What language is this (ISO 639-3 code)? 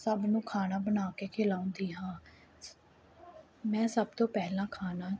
pan